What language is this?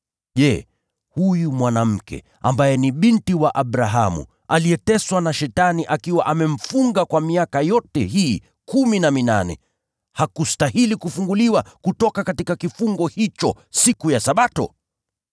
Swahili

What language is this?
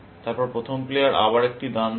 Bangla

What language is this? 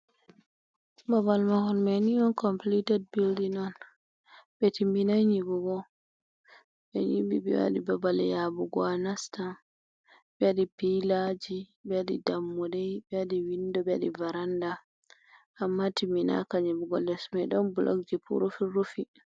Fula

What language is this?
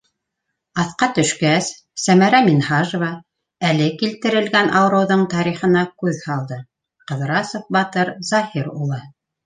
Bashkir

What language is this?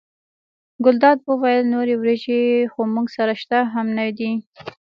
Pashto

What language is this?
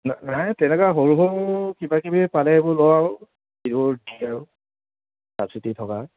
Assamese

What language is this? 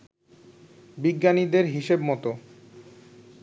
Bangla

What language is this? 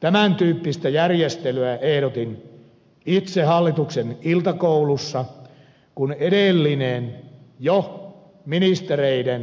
Finnish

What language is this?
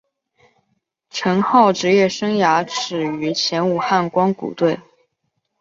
Chinese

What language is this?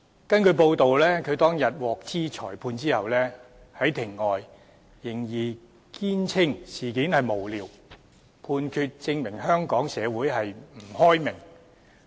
Cantonese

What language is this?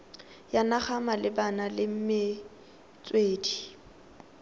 Tswana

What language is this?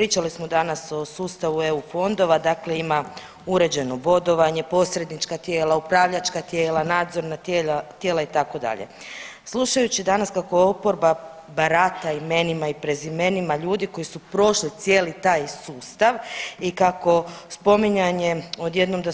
Croatian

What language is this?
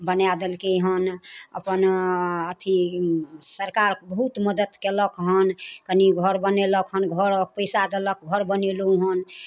Maithili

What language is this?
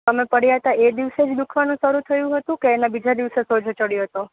Gujarati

